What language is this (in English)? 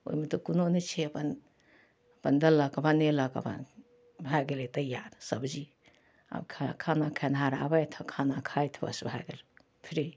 Maithili